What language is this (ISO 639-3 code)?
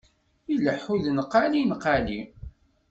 kab